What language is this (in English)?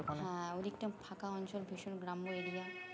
Bangla